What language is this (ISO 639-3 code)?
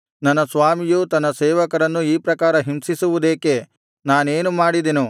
kan